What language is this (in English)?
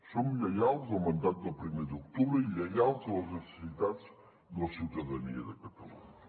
Catalan